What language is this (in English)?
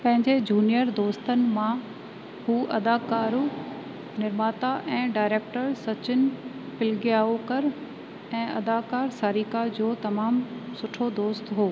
Sindhi